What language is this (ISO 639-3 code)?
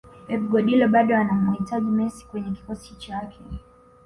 swa